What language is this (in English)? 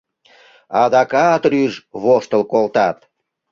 Mari